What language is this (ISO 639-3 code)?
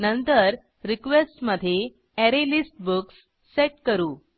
mar